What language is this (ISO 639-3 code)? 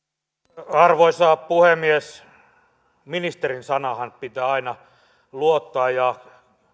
fin